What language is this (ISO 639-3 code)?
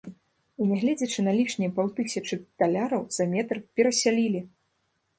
bel